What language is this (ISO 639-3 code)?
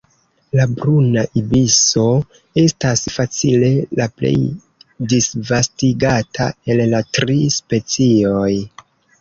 epo